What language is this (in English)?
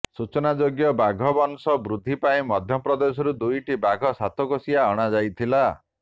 Odia